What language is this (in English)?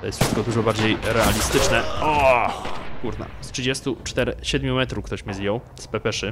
Polish